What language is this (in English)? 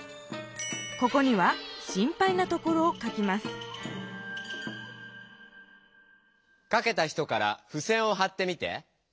Japanese